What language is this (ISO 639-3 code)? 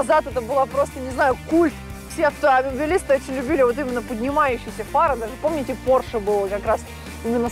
rus